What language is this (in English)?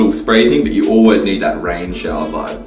English